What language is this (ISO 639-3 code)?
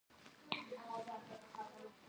pus